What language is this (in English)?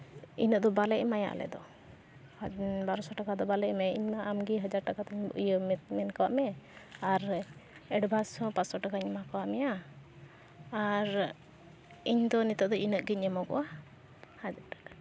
Santali